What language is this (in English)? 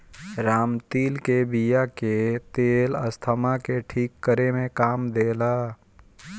Bhojpuri